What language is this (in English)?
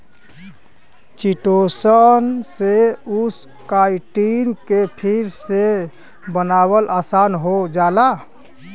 Bhojpuri